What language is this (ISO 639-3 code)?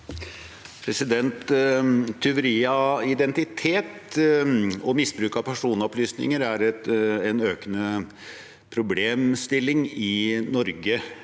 nor